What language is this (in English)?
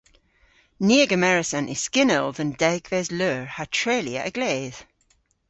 Cornish